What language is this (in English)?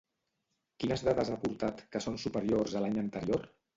Catalan